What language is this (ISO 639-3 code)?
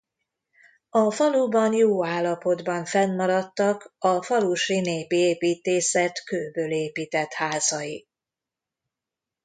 hun